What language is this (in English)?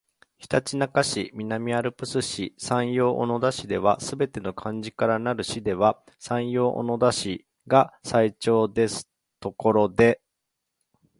Japanese